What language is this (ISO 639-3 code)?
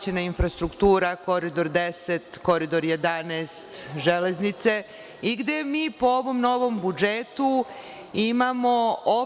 srp